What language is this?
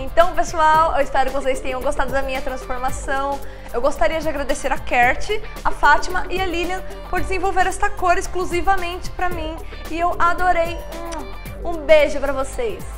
Portuguese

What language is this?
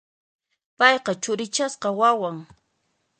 Puno Quechua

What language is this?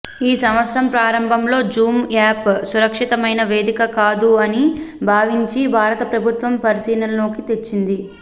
Telugu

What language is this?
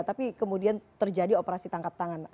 Indonesian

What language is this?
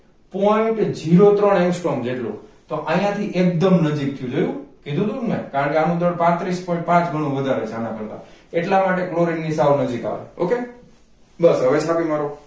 Gujarati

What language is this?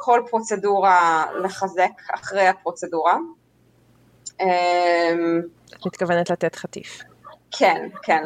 Hebrew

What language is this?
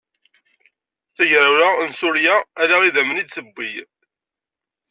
Kabyle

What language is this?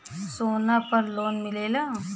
Bhojpuri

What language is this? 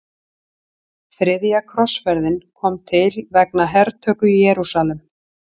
Icelandic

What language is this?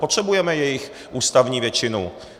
Czech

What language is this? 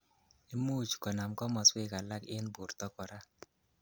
Kalenjin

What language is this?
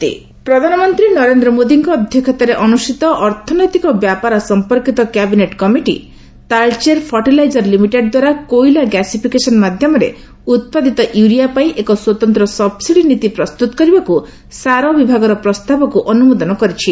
Odia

